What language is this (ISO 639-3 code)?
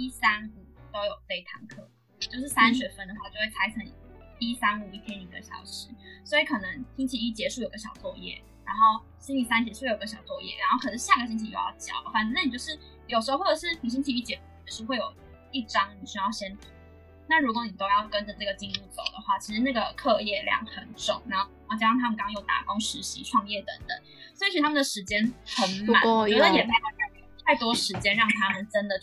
zho